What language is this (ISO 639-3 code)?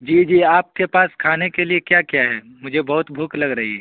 urd